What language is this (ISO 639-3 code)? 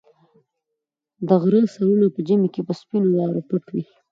pus